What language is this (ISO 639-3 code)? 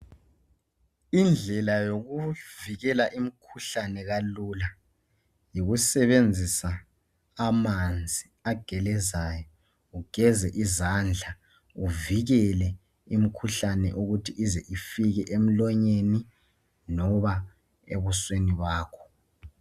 nde